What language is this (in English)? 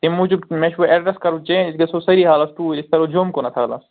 Kashmiri